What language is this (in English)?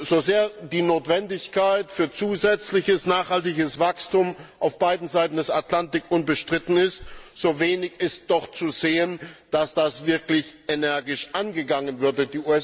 German